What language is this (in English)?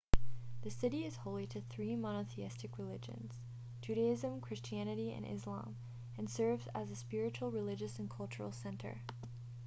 English